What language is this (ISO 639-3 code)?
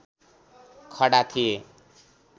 nep